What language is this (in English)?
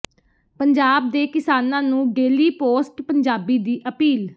Punjabi